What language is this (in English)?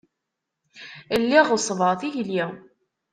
Kabyle